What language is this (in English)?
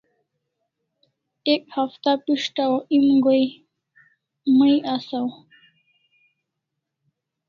Kalasha